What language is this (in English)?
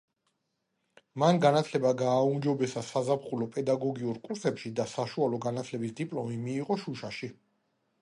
Georgian